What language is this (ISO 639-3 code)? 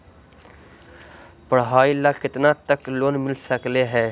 mag